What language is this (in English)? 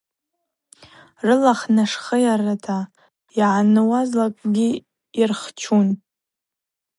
Abaza